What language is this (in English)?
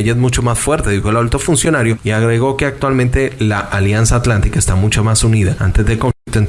Spanish